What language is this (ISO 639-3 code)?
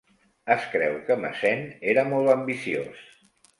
cat